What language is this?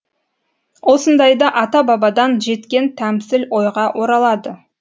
Kazakh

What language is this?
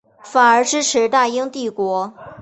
Chinese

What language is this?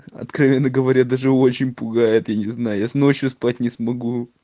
Russian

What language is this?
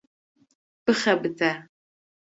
Kurdish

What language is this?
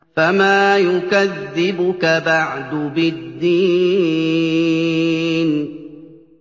Arabic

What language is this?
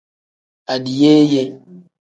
Tem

